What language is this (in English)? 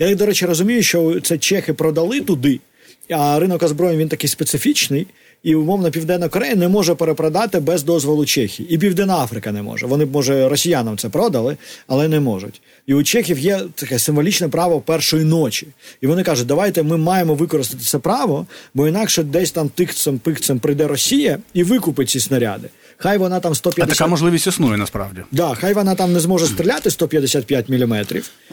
Ukrainian